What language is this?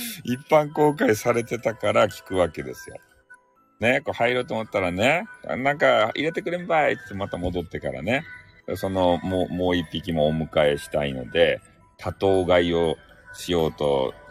Japanese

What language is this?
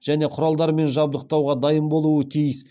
Kazakh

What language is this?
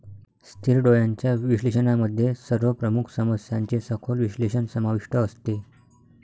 Marathi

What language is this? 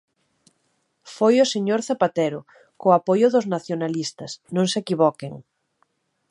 Galician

